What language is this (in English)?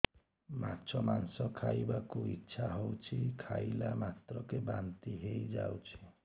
Odia